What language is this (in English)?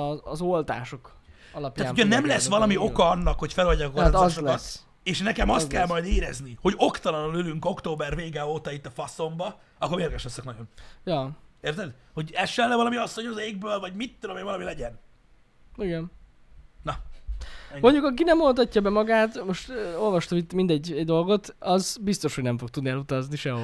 Hungarian